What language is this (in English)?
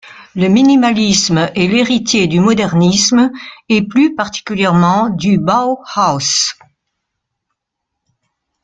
French